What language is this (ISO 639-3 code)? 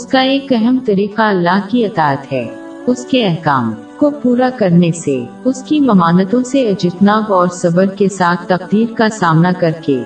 urd